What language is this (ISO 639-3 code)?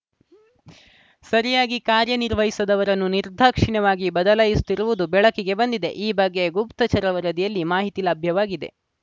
kan